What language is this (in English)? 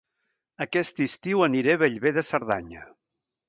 Catalan